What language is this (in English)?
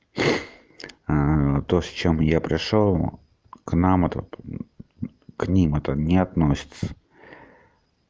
Russian